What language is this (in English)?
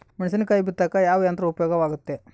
Kannada